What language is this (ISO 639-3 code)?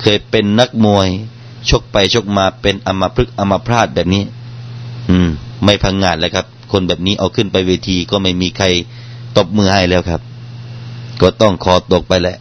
tha